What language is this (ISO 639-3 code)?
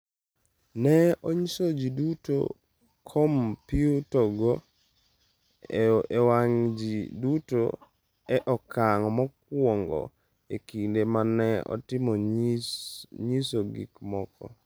luo